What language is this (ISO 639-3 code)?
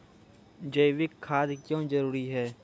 mai